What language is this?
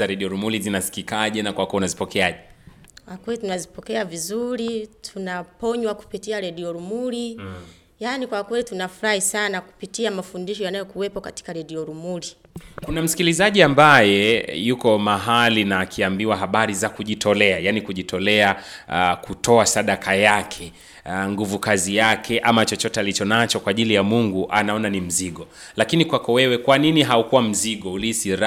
Swahili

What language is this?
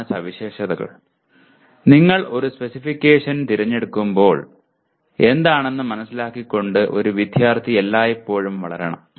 Malayalam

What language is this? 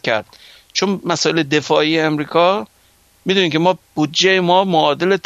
Persian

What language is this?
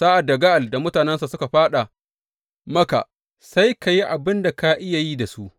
Hausa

